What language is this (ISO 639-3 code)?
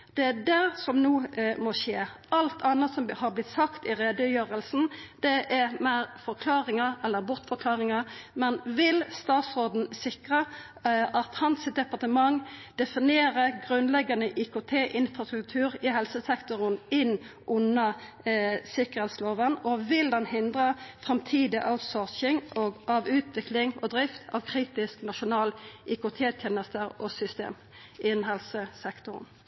nno